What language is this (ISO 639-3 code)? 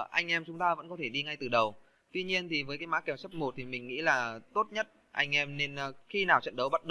vie